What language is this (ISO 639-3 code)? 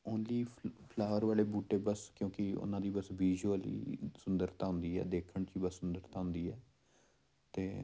pan